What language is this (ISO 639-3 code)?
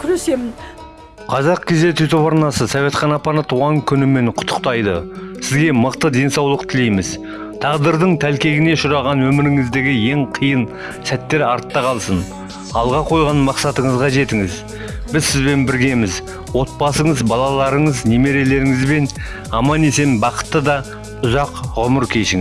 kaz